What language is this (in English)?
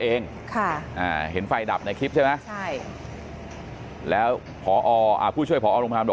Thai